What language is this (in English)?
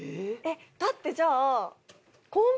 Japanese